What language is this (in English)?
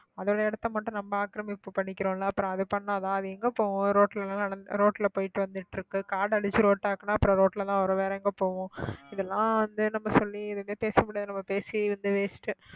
Tamil